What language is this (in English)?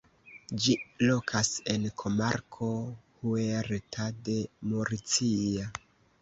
Esperanto